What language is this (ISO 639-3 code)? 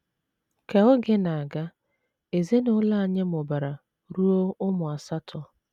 ibo